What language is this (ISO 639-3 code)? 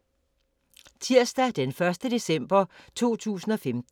dan